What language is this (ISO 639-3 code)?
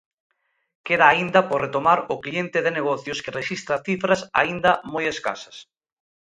glg